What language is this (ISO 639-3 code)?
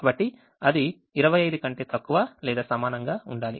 tel